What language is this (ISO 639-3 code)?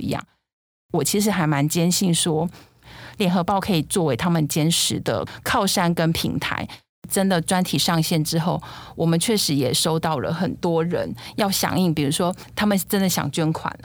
zho